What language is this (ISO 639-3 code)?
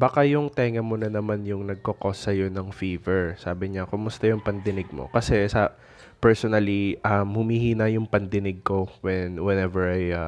fil